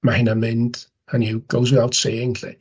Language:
Welsh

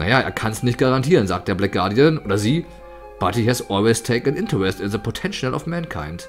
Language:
German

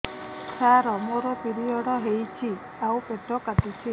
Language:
Odia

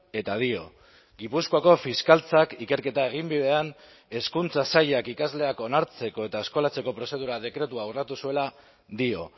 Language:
Basque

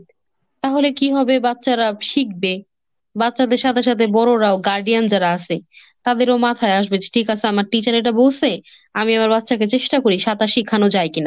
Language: Bangla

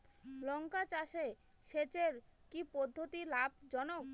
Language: Bangla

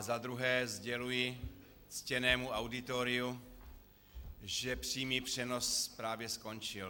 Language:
Czech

